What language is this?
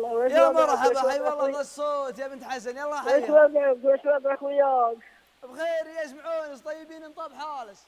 Arabic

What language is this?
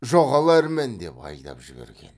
Kazakh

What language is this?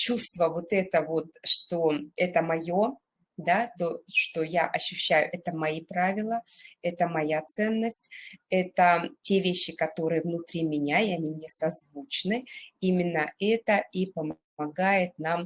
Russian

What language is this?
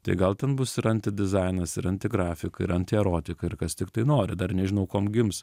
Lithuanian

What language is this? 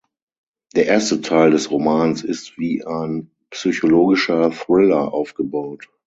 German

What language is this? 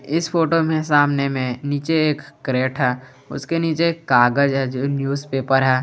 Hindi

